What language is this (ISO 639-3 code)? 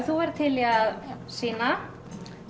isl